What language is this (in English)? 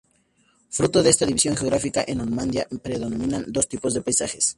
Spanish